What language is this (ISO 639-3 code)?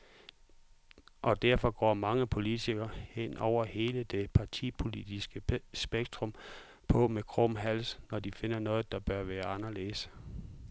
dan